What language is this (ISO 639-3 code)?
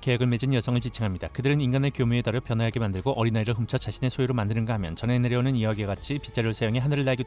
kor